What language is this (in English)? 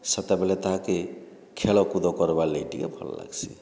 Odia